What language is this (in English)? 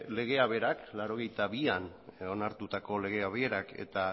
Basque